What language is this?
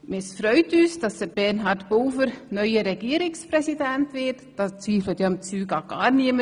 Swiss German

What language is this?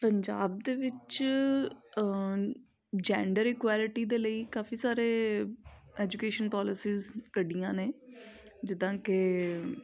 Punjabi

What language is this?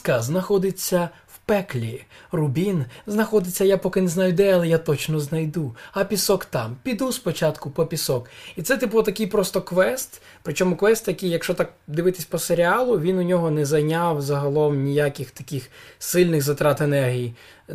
Ukrainian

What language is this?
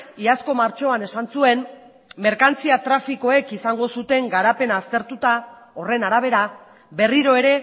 Basque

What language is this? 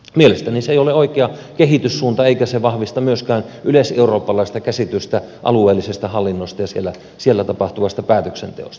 Finnish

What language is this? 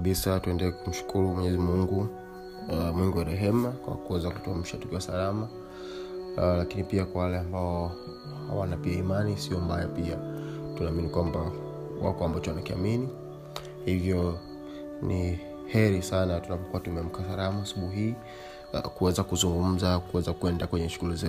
Swahili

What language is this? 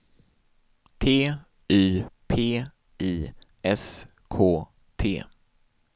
Swedish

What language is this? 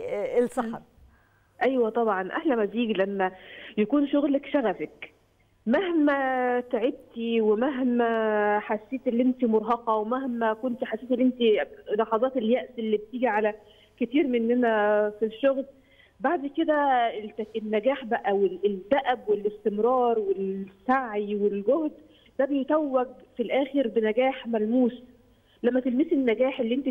Arabic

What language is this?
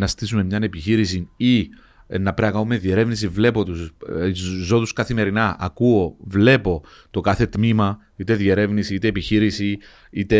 Greek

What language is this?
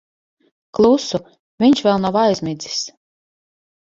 Latvian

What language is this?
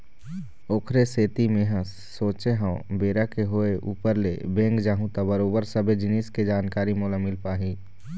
Chhattisgarhi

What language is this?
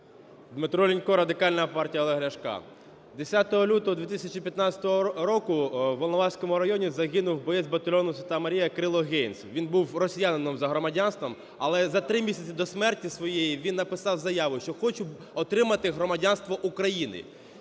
Ukrainian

